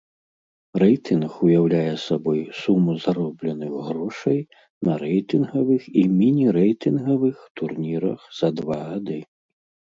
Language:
Belarusian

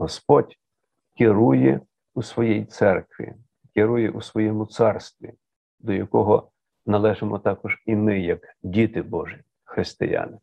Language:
Ukrainian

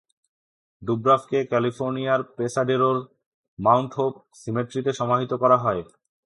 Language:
Bangla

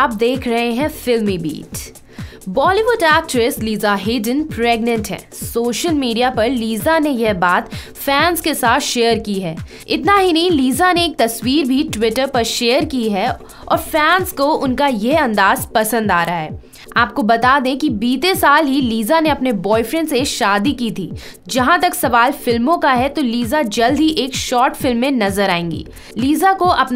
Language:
Hindi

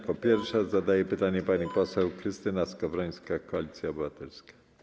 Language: Polish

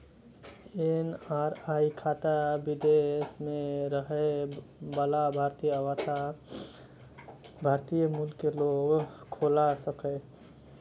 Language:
Maithili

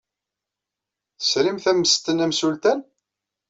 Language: Kabyle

